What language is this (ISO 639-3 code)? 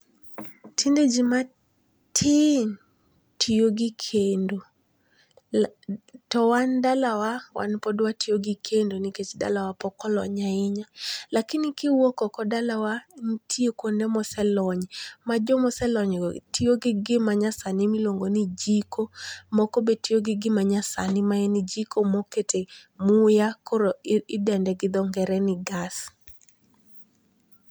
luo